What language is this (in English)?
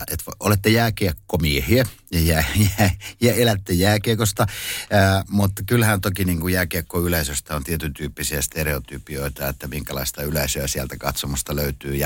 Finnish